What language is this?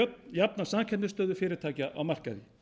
Icelandic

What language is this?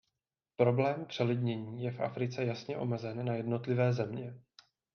Czech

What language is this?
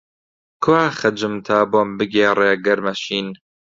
Central Kurdish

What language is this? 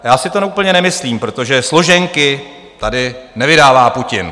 Czech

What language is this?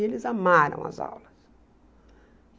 Portuguese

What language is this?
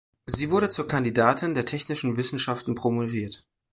German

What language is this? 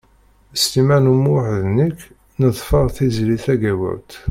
Kabyle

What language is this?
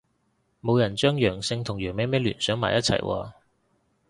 Cantonese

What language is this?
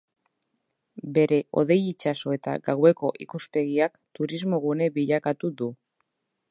Basque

